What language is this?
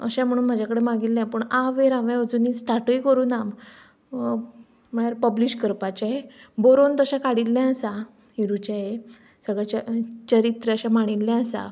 Konkani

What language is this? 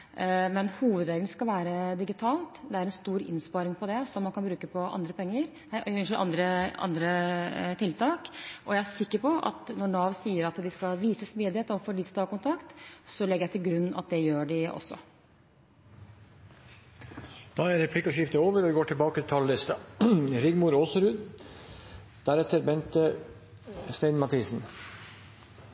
Norwegian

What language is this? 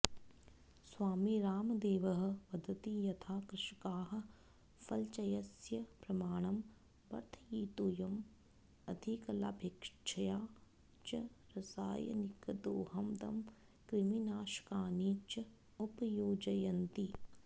Sanskrit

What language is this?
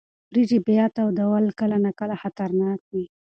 Pashto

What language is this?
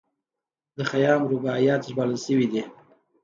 Pashto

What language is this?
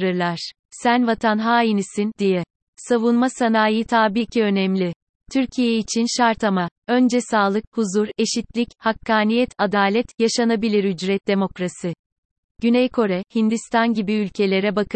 Turkish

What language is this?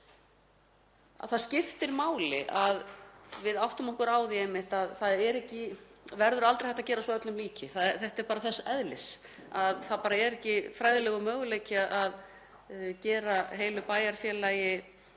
Icelandic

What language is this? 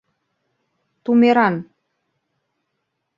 Mari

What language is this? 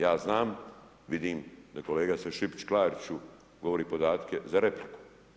Croatian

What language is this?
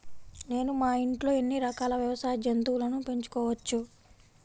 Telugu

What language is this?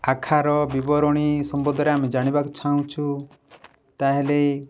Odia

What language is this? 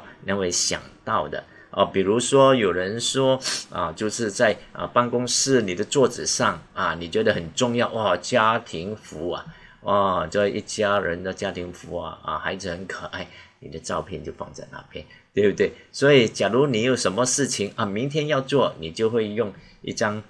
Chinese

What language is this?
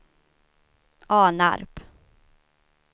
Swedish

